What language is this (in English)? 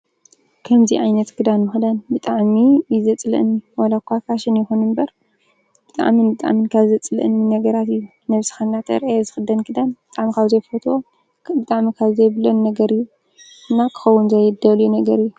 Tigrinya